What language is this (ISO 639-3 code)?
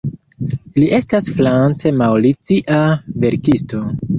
epo